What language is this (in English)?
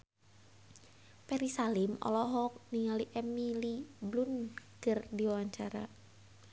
Sundanese